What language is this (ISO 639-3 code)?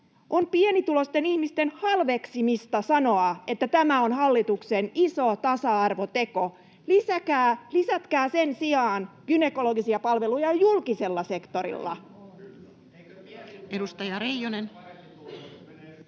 fin